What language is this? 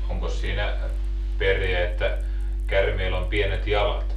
Finnish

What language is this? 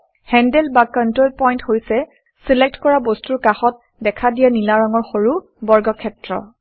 Assamese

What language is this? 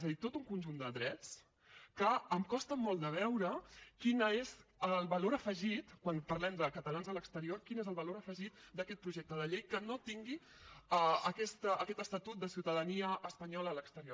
Catalan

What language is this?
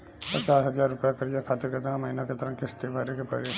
Bhojpuri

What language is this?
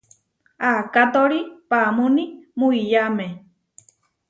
Huarijio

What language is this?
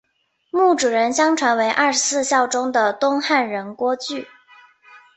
Chinese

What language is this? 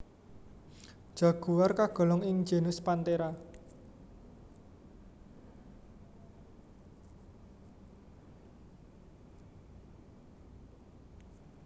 Javanese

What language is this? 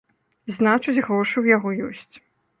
Belarusian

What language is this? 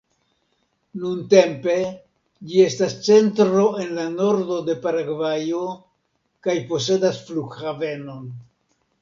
Esperanto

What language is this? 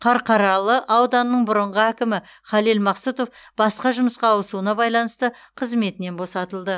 Kazakh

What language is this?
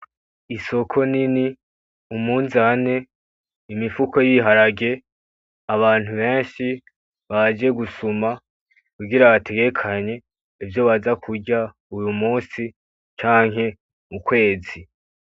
Rundi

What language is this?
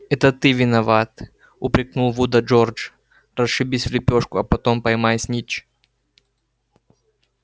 Russian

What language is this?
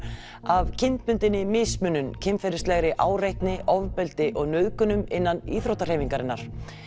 Icelandic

